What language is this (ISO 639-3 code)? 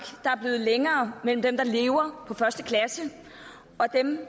dan